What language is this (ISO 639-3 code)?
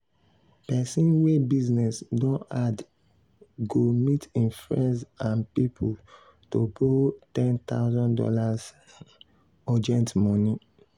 pcm